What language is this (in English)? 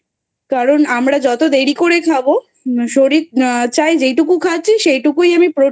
Bangla